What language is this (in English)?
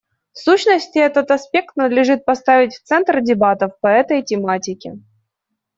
Russian